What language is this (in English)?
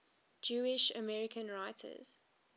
English